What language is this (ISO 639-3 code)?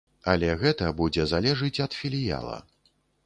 bel